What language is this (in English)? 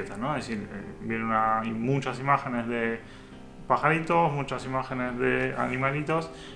Spanish